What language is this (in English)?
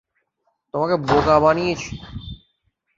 Bangla